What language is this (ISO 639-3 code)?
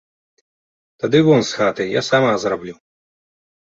bel